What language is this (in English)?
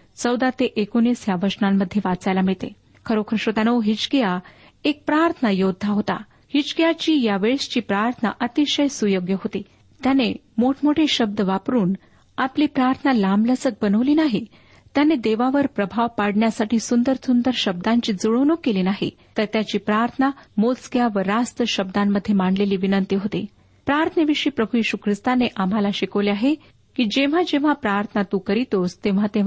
Marathi